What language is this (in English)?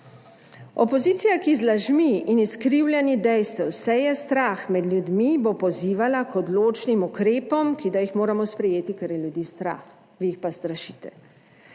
Slovenian